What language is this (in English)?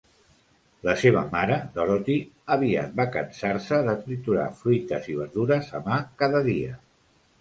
Catalan